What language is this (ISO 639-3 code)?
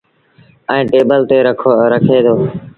sbn